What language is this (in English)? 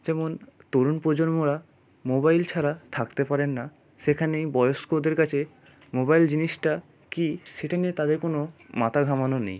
Bangla